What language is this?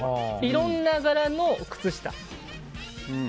Japanese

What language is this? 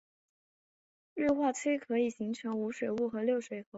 Chinese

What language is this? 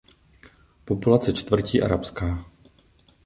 Czech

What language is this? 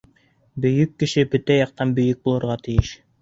Bashkir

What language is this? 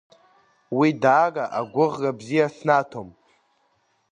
Abkhazian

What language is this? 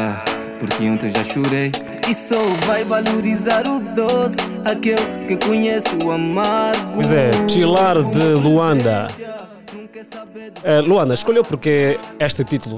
Portuguese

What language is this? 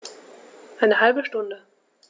German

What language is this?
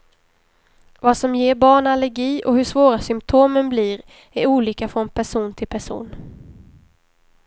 Swedish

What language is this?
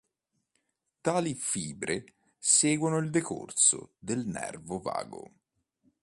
Italian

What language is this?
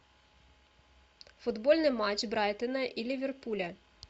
Russian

